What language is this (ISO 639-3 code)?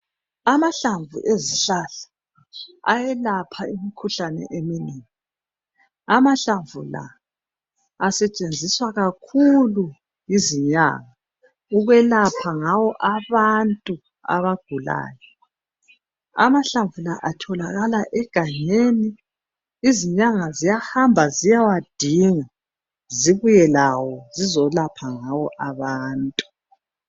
nde